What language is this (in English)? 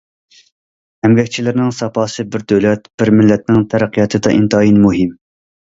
Uyghur